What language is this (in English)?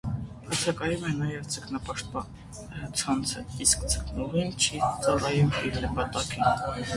Armenian